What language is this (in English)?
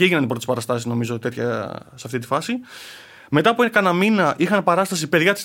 Greek